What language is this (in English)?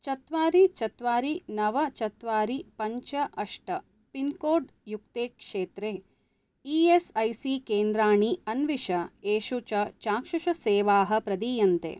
Sanskrit